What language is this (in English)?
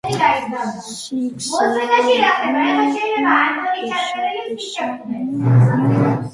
Georgian